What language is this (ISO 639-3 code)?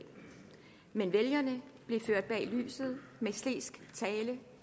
dan